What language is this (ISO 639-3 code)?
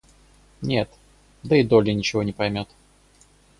rus